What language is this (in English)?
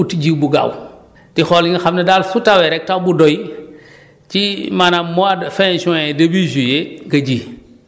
Wolof